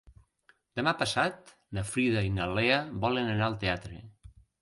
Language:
Catalan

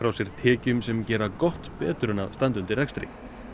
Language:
Icelandic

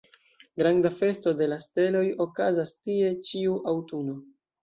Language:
Esperanto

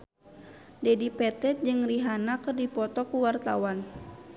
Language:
Sundanese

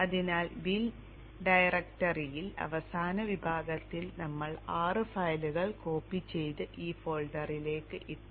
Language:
Malayalam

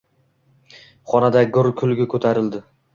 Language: Uzbek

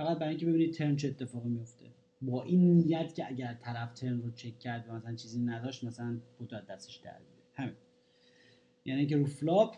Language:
Persian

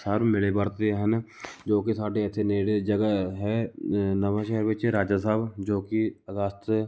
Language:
Punjabi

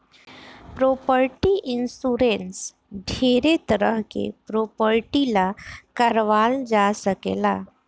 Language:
Bhojpuri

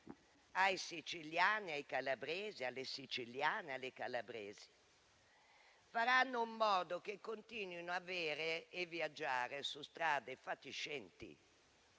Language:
Italian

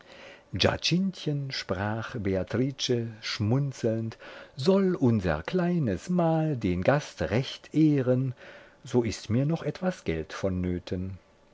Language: German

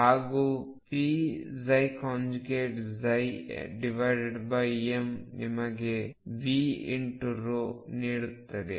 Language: Kannada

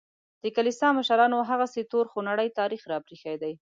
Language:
Pashto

